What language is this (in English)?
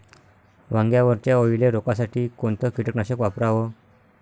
Marathi